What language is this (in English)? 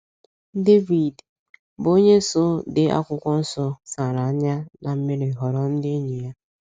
Igbo